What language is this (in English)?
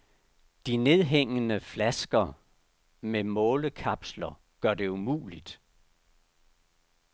Danish